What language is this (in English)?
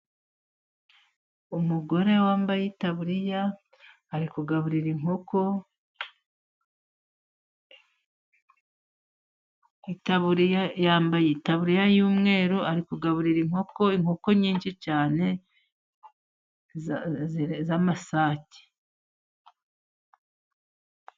Kinyarwanda